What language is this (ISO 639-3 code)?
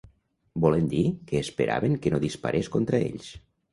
cat